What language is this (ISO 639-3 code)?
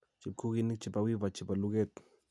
kln